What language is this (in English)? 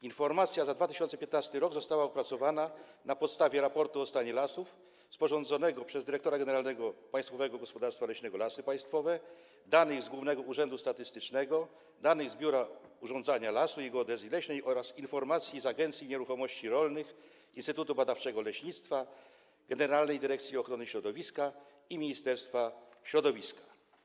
Polish